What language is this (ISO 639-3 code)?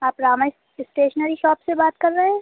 urd